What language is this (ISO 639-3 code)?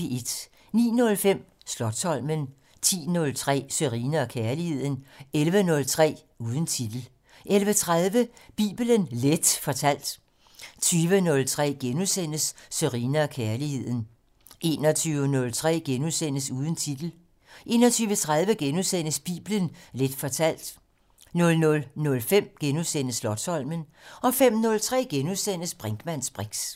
dan